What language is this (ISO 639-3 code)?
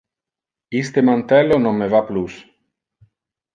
ina